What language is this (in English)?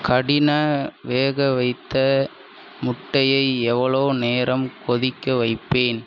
Tamil